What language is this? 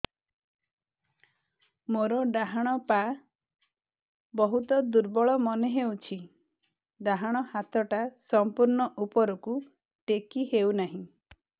Odia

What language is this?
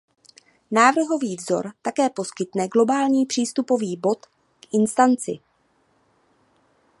Czech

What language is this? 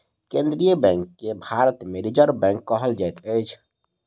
Maithili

